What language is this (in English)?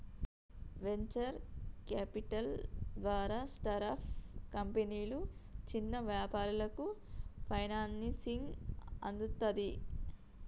Telugu